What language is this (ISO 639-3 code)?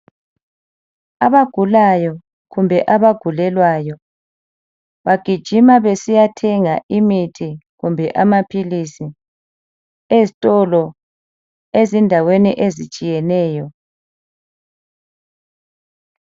nde